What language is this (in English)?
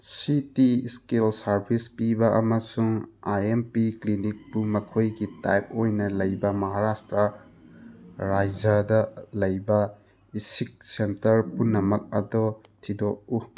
Manipuri